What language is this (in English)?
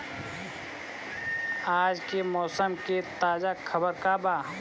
Bhojpuri